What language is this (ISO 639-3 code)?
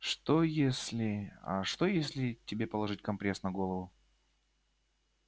rus